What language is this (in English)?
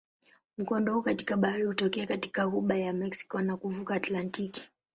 Swahili